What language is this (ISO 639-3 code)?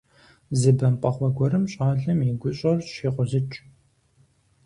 kbd